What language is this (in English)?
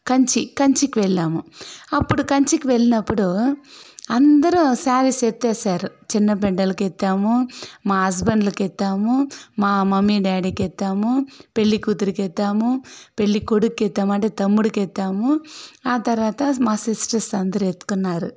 Telugu